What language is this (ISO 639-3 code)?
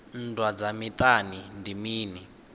ven